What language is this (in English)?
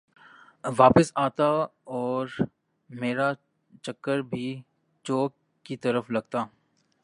Urdu